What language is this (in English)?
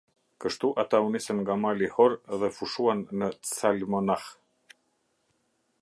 Albanian